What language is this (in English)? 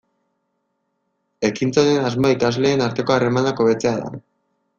Basque